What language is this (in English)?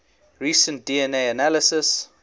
English